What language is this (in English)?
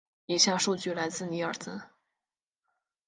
Chinese